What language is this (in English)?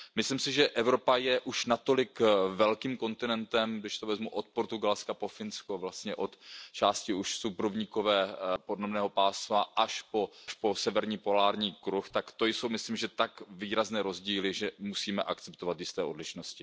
Czech